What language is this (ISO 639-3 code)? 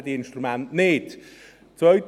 gsw